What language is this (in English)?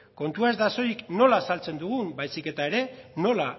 Basque